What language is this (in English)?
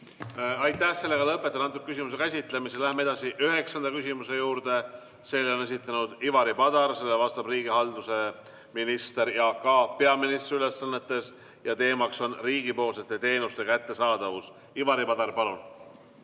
Estonian